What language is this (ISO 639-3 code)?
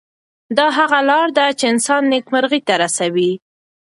pus